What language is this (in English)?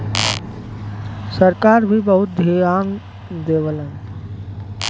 Bhojpuri